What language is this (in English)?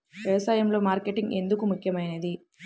Telugu